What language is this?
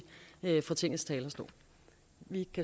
Danish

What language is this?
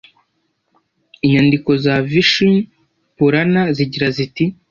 Kinyarwanda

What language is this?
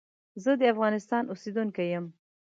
Pashto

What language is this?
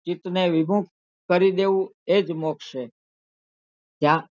Gujarati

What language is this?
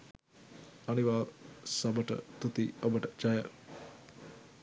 Sinhala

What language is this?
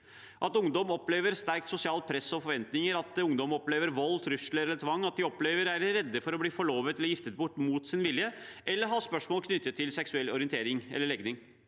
Norwegian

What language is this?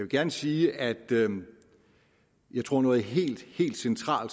Danish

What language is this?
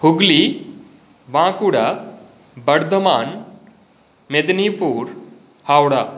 Sanskrit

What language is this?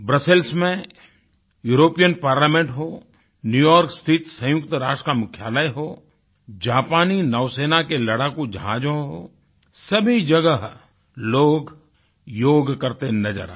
Hindi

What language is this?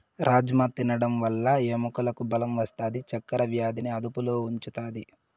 Telugu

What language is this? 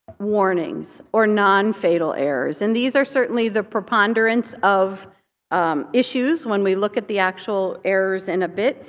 English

